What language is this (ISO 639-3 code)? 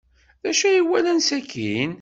kab